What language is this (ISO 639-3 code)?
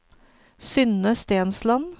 nor